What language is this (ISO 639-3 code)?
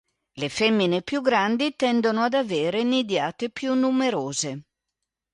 ita